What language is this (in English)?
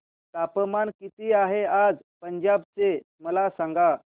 Marathi